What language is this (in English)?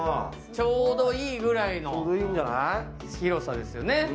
Japanese